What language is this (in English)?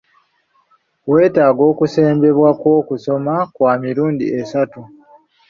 Ganda